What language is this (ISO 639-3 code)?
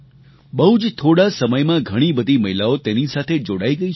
guj